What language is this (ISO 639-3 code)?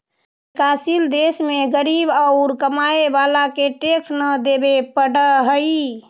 mag